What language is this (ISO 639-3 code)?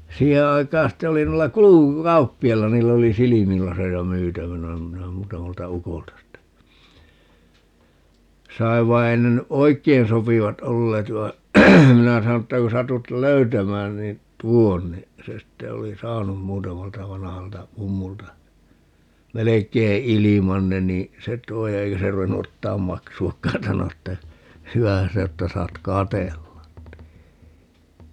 fin